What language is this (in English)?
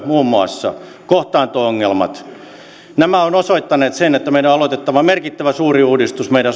Finnish